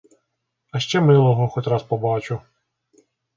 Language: Ukrainian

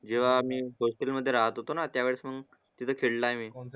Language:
Marathi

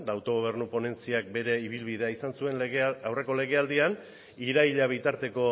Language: Basque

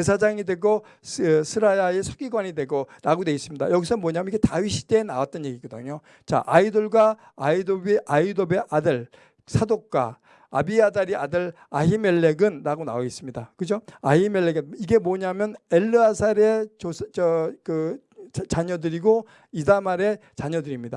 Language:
Korean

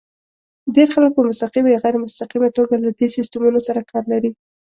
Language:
Pashto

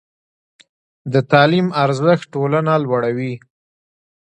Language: Pashto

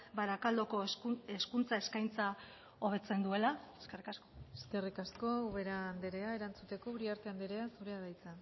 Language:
Basque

